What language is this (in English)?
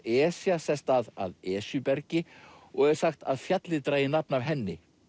Icelandic